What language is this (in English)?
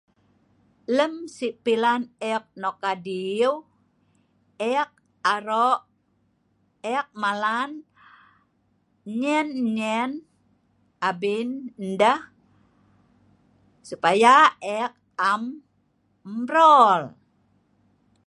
Sa'ban